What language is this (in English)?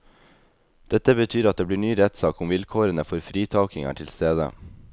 Norwegian